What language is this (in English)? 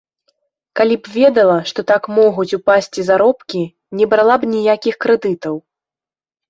Belarusian